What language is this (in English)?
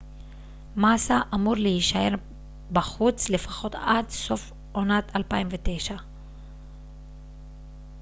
Hebrew